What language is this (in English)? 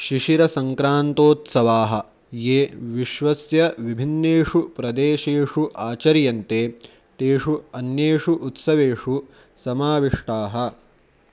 Sanskrit